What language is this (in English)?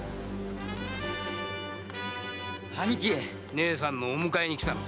Japanese